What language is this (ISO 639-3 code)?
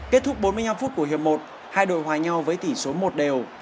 vie